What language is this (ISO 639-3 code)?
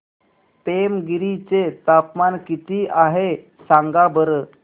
mar